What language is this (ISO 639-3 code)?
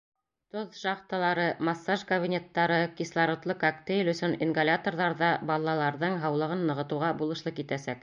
bak